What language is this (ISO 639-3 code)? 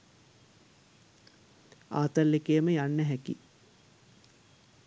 sin